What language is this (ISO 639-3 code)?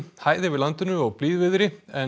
isl